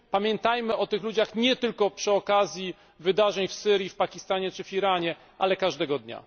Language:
Polish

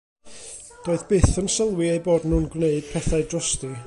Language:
Welsh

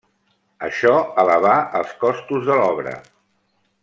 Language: Catalan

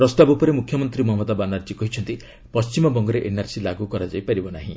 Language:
Odia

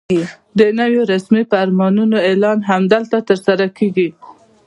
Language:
Pashto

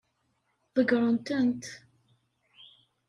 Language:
Kabyle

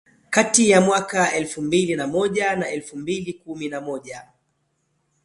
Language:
Swahili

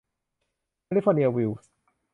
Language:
Thai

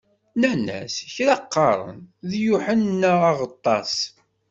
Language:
Kabyle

